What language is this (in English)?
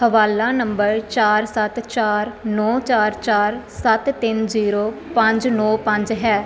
Punjabi